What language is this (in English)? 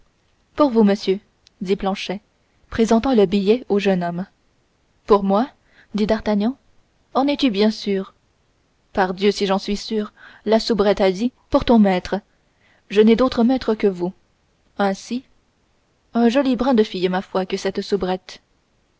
French